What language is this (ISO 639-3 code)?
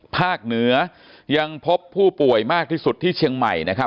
tha